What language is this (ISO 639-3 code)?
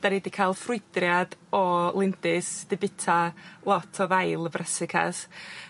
cym